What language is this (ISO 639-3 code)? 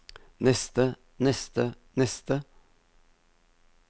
nor